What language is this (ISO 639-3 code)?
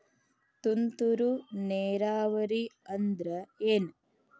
kan